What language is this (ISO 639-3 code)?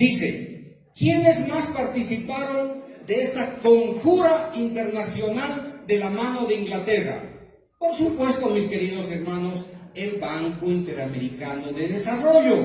spa